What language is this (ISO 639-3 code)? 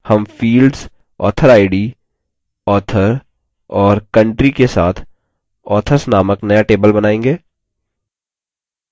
hin